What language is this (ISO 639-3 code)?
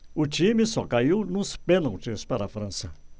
por